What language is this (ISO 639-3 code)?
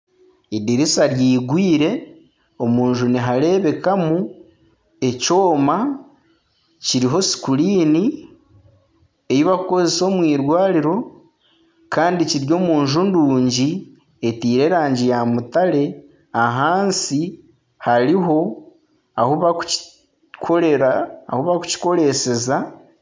nyn